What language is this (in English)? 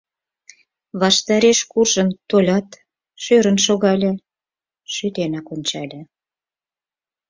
Mari